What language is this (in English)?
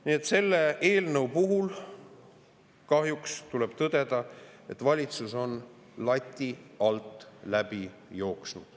Estonian